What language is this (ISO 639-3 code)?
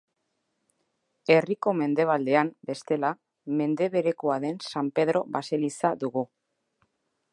eus